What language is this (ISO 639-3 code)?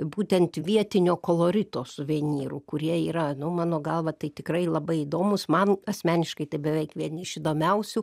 lit